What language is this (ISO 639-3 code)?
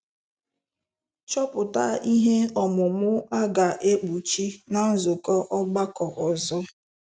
ibo